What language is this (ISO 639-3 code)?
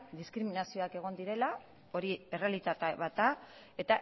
eus